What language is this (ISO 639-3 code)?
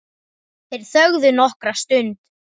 isl